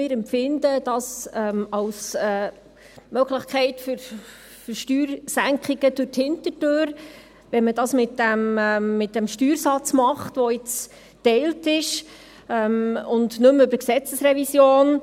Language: Swiss German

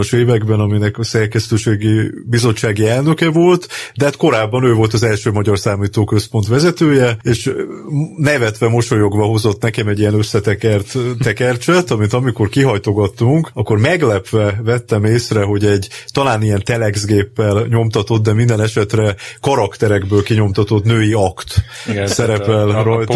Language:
Hungarian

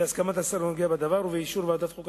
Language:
Hebrew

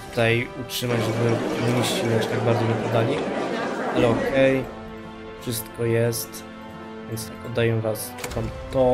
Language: Polish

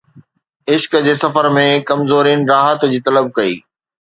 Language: Sindhi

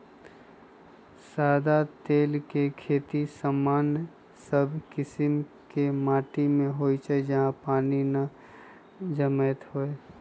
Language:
Magahi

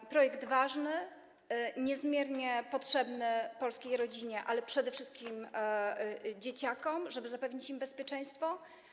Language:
Polish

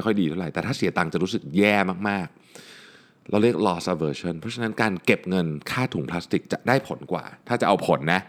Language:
Thai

